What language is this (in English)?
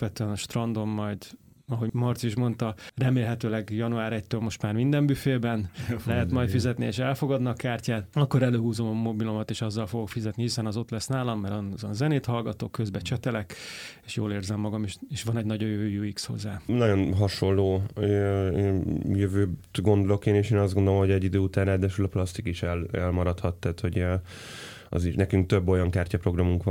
Hungarian